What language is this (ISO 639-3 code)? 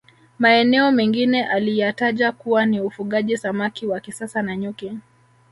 swa